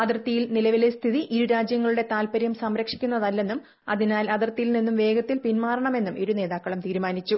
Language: Malayalam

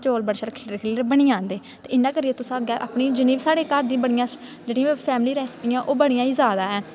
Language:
Dogri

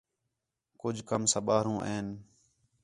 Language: Khetrani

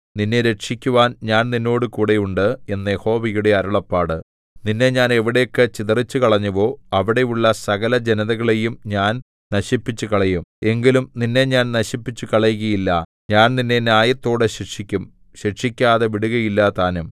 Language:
Malayalam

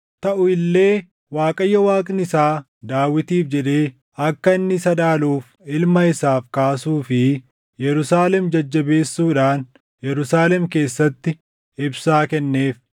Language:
Oromo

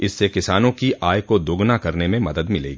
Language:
Hindi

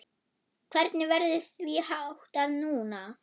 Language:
Icelandic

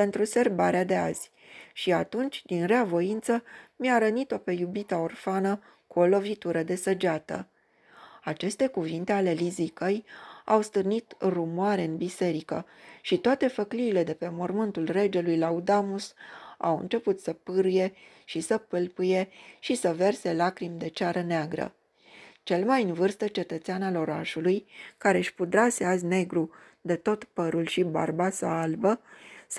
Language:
Romanian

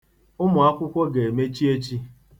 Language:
Igbo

